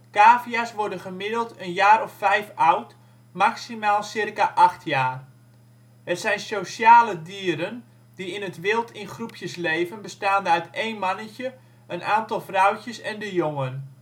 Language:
Dutch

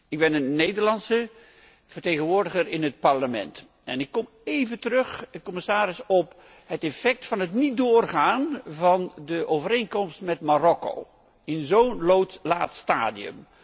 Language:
Dutch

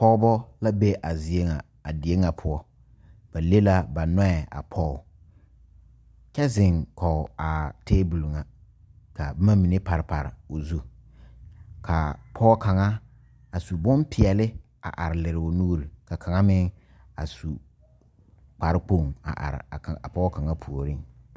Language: Southern Dagaare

